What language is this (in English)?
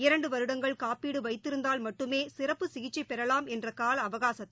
Tamil